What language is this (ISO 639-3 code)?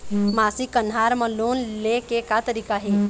hne